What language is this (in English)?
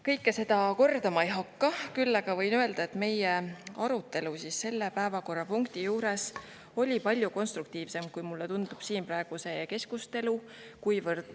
Estonian